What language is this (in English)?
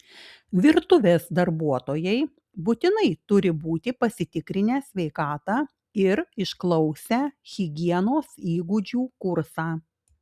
Lithuanian